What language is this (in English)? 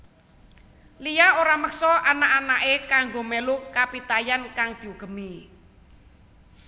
Javanese